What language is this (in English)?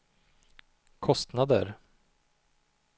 Swedish